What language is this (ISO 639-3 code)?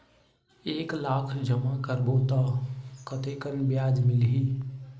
hne